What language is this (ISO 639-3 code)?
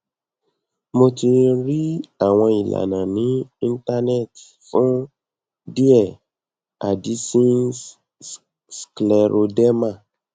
yor